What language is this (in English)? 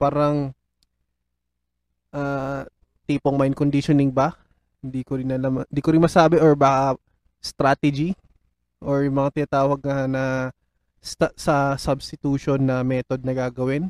Filipino